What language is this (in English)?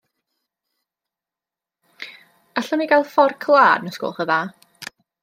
Welsh